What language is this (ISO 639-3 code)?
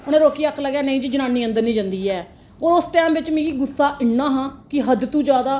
doi